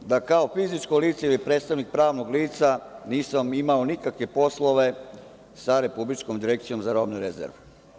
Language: Serbian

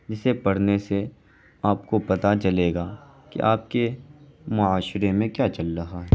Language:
Urdu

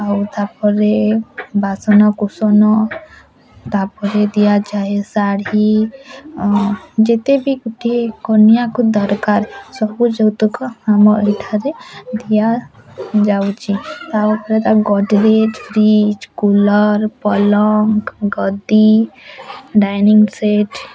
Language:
Odia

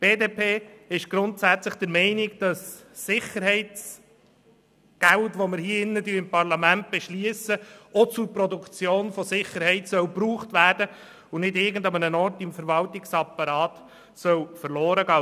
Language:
Swiss German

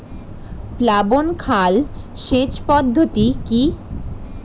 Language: Bangla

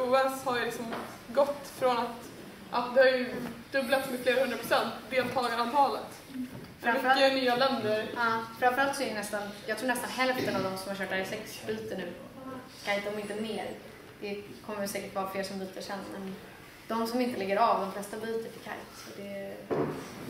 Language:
Swedish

